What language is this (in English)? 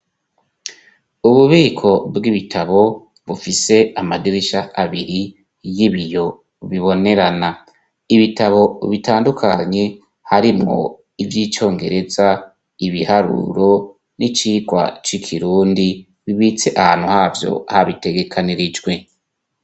Rundi